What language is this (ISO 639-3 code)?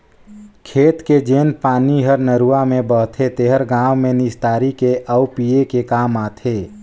hne